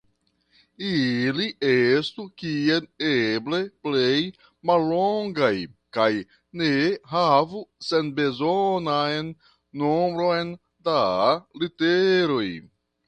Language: Esperanto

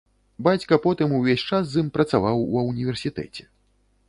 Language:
Belarusian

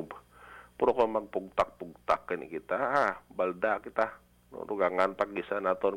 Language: Filipino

